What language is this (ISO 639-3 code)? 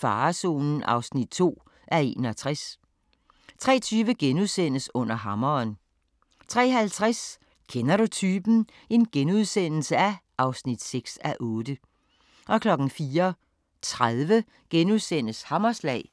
dan